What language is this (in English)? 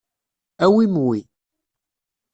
Kabyle